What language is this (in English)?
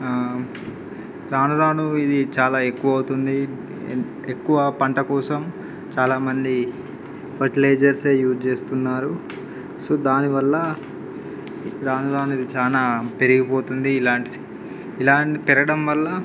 Telugu